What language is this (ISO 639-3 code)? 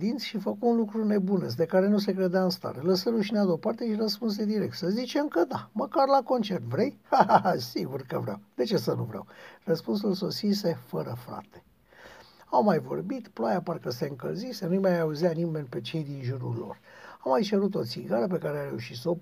ron